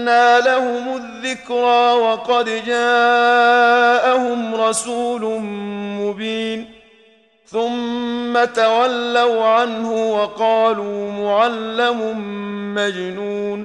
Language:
Arabic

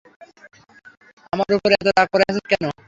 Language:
Bangla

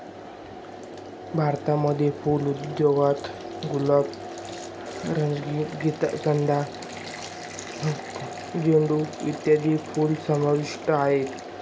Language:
Marathi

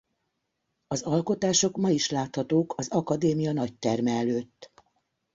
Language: Hungarian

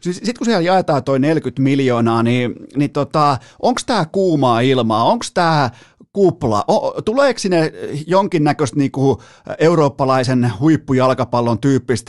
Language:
Finnish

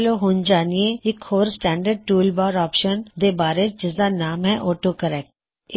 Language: Punjabi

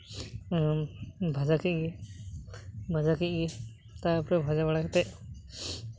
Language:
Santali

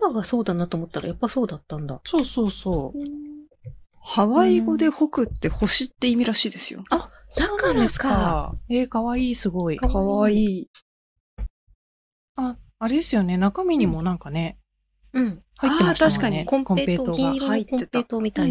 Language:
Japanese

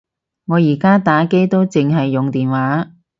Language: Cantonese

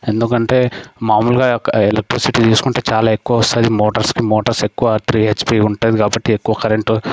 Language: Telugu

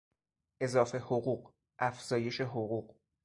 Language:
Persian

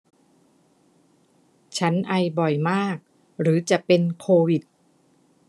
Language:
Thai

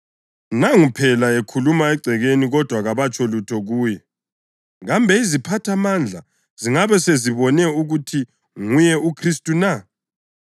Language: North Ndebele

